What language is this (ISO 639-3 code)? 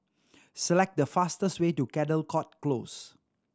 eng